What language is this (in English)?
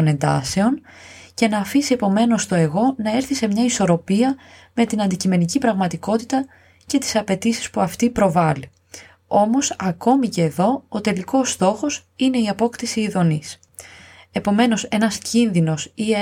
Greek